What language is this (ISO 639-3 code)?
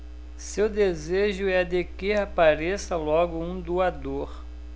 por